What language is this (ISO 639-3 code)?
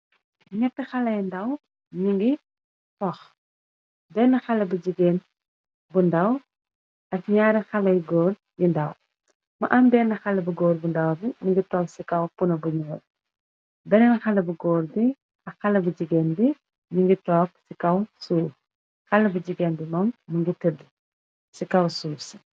wol